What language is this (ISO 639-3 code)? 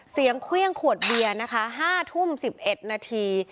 tha